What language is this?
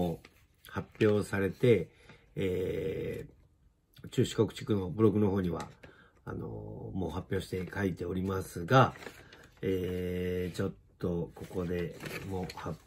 Japanese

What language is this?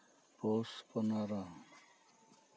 Santali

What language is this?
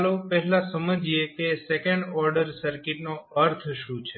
Gujarati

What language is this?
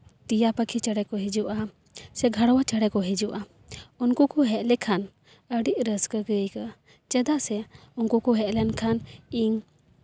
Santali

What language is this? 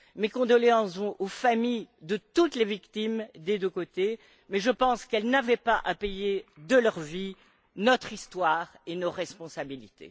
French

